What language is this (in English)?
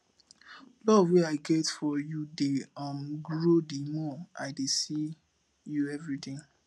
Nigerian Pidgin